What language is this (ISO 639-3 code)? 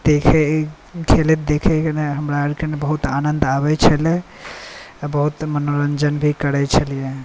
mai